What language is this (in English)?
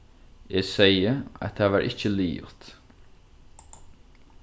Faroese